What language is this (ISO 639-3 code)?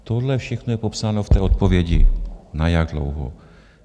ces